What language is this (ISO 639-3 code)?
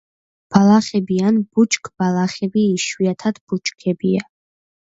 kat